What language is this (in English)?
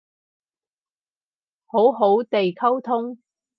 Cantonese